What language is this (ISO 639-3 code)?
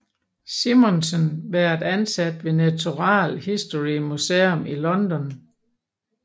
dan